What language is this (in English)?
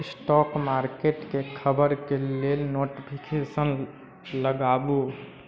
Maithili